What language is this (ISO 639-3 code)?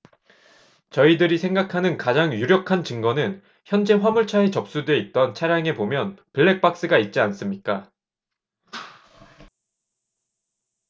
kor